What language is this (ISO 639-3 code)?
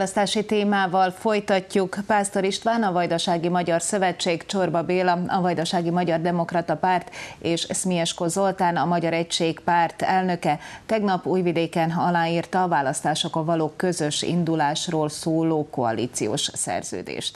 hun